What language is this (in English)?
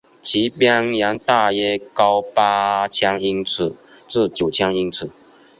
Chinese